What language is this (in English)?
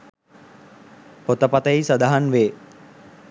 Sinhala